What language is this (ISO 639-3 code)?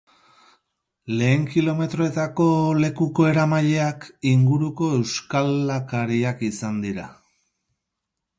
eus